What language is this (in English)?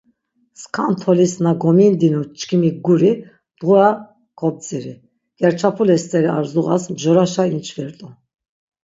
Laz